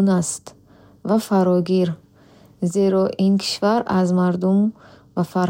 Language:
Bukharic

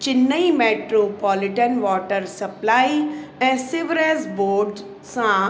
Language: Sindhi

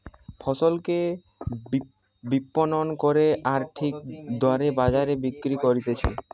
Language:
Bangla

